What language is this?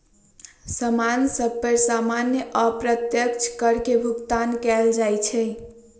Magahi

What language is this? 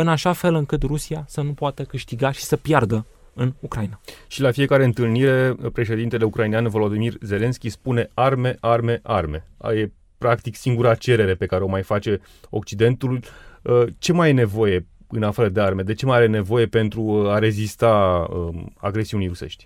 Romanian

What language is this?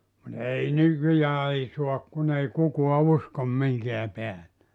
Finnish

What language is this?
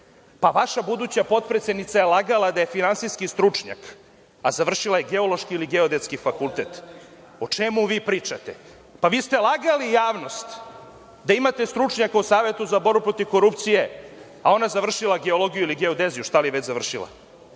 Serbian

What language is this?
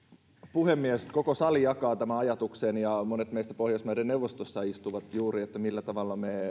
Finnish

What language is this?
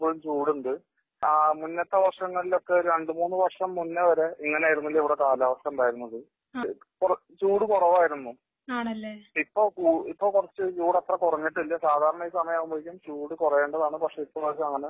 Malayalam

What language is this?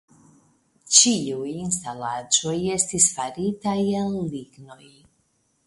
Esperanto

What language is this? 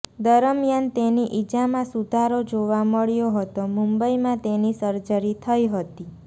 Gujarati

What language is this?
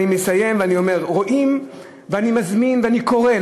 Hebrew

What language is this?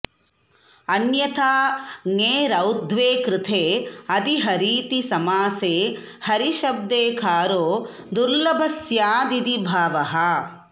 Sanskrit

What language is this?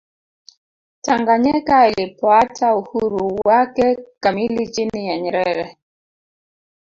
Swahili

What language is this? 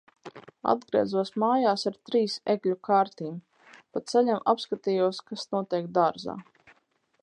Latvian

